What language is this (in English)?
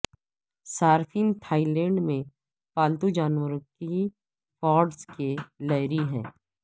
Urdu